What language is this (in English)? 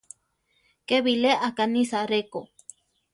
Central Tarahumara